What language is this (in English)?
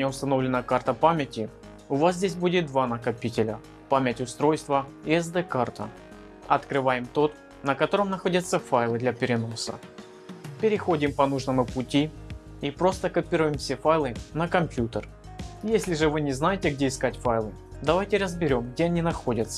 Russian